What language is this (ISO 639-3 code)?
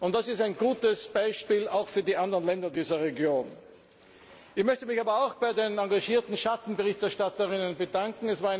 deu